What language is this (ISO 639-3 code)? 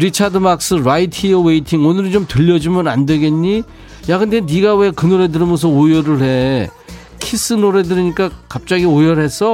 kor